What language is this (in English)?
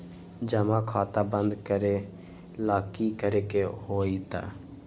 Magahi